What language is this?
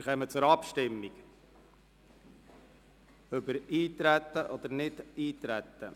Swiss German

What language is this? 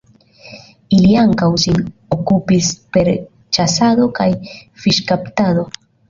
Esperanto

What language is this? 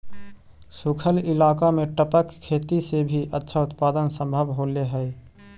Magahi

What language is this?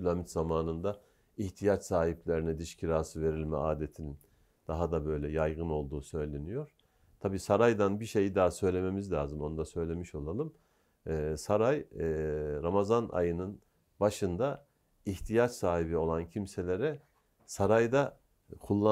Turkish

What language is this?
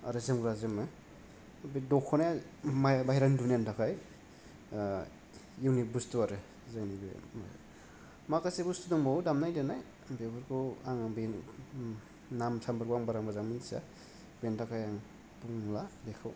Bodo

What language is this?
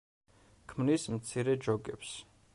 Georgian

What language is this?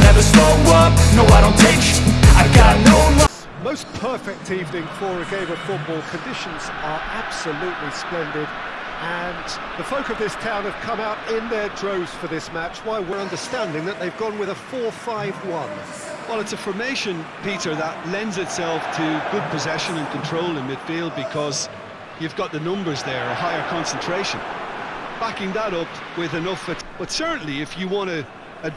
English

